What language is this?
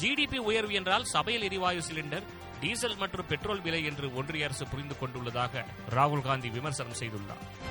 Tamil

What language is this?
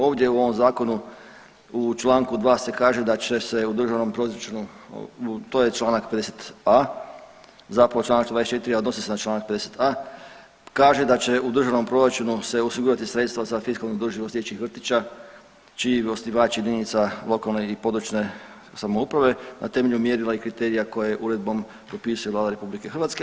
Croatian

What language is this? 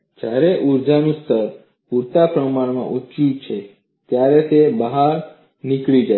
Gujarati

